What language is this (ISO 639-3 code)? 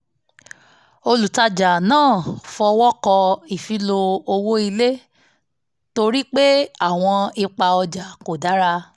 yor